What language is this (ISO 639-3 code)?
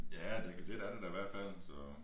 dan